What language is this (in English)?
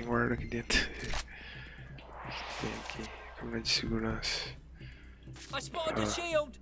Portuguese